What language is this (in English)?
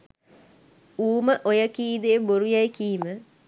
Sinhala